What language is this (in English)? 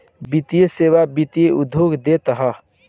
Bhojpuri